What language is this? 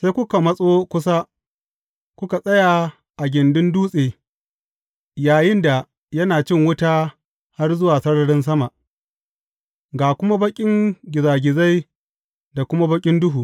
Hausa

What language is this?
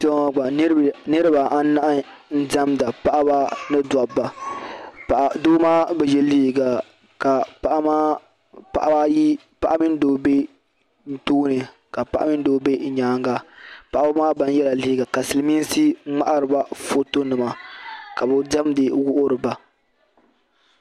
Dagbani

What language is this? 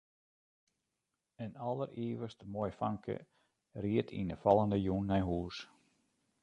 Western Frisian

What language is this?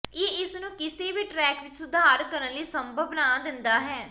Punjabi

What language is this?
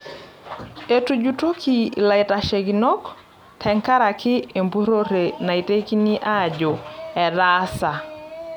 Masai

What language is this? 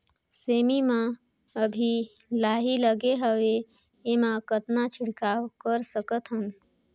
Chhattisgarhi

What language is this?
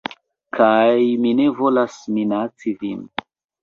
Esperanto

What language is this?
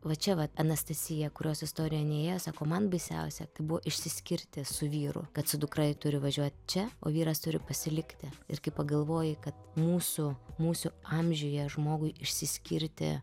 Lithuanian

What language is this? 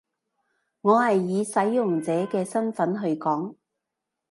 Cantonese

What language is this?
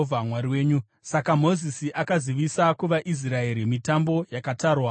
Shona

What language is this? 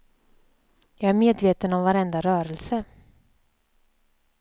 Swedish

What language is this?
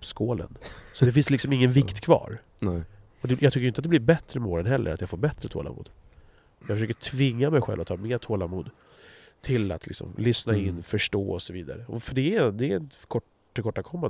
Swedish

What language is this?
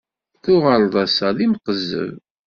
Kabyle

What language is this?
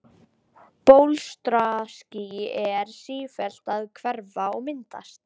Icelandic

